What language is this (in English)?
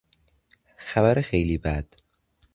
Persian